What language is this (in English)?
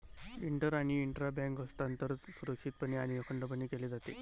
Marathi